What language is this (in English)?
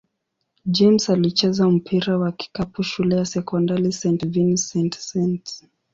Swahili